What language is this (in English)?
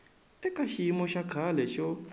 Tsonga